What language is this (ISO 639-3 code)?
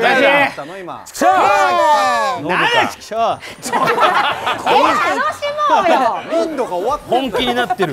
jpn